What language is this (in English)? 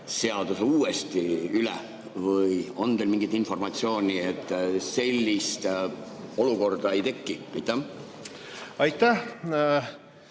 Estonian